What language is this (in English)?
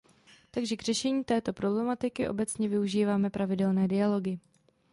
Czech